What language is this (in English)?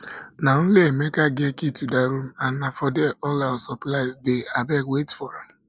Nigerian Pidgin